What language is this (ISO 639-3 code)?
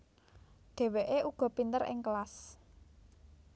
jav